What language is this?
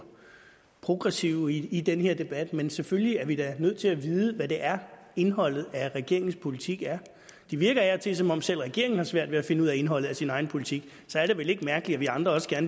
Danish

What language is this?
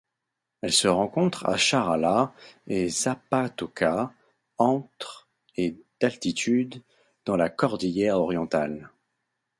French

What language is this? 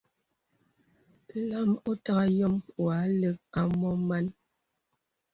Bebele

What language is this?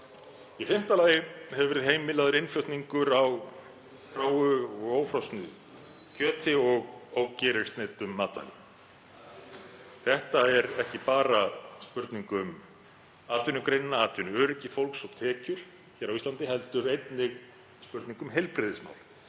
Icelandic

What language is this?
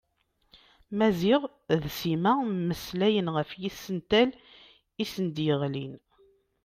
Kabyle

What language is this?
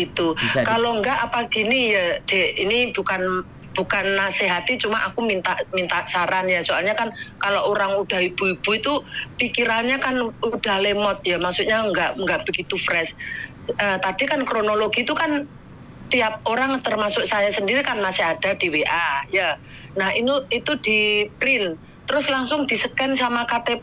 Indonesian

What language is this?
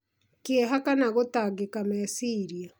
Kikuyu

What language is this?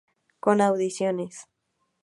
Spanish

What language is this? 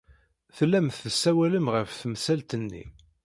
Kabyle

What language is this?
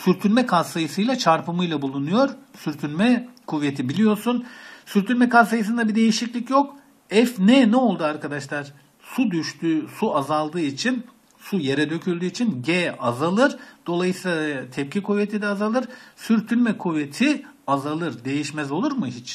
Turkish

